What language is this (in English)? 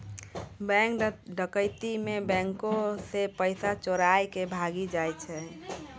Maithili